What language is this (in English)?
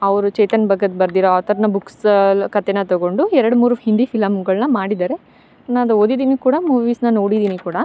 Kannada